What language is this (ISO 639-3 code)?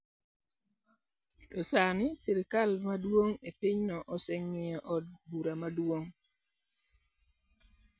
luo